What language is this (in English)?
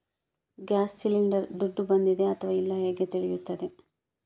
Kannada